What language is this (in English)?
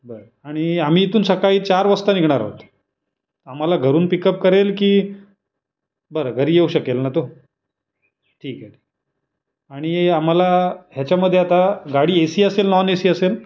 Marathi